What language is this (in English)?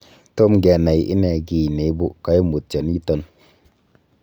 Kalenjin